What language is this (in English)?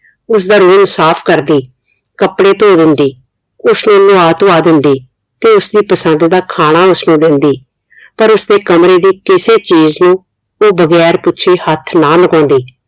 Punjabi